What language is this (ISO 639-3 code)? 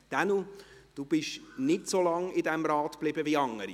gsw